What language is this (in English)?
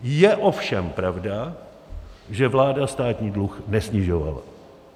Czech